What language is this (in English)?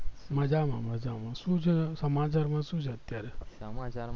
Gujarati